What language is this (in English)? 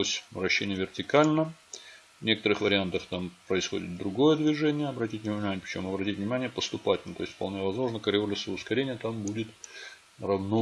Russian